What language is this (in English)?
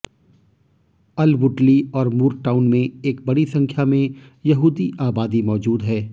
Hindi